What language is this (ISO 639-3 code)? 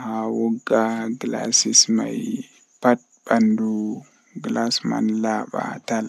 fuh